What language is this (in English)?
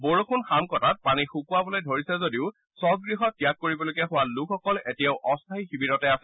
Assamese